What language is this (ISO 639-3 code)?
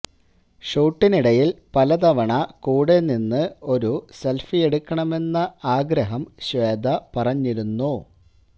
mal